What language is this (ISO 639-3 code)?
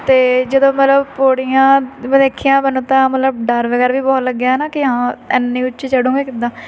pan